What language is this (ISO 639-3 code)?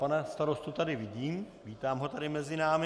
ces